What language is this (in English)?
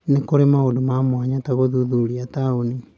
Kikuyu